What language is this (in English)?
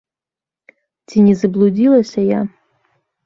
Belarusian